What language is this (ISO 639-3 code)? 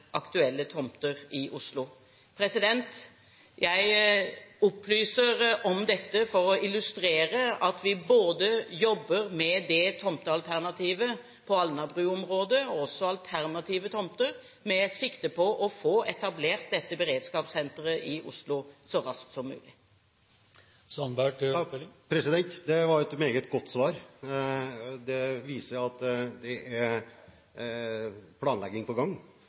nob